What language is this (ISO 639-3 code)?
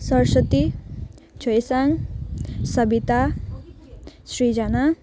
nep